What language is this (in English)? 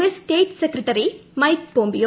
Malayalam